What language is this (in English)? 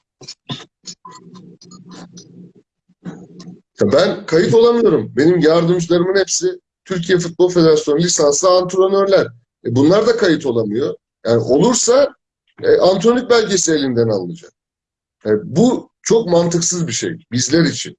Turkish